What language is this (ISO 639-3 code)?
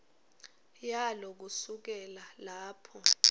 ssw